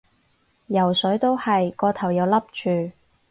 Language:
Cantonese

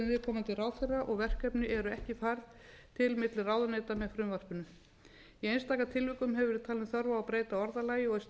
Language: Icelandic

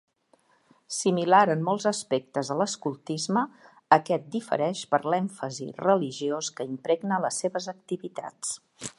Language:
Catalan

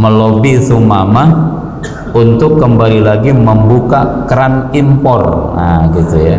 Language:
Indonesian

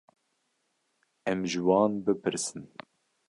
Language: Kurdish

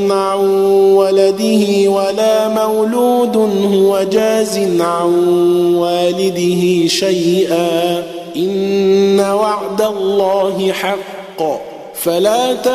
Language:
Arabic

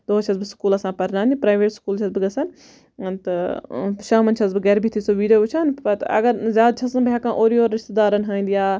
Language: Kashmiri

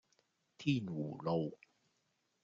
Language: Cantonese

